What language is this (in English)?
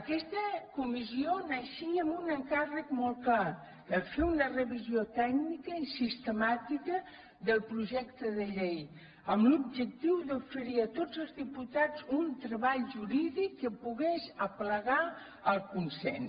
Catalan